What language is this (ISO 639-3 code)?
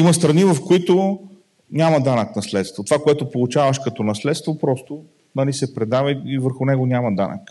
bul